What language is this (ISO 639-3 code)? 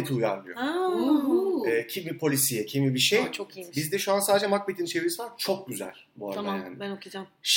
tur